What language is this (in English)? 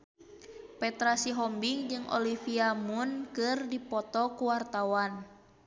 Sundanese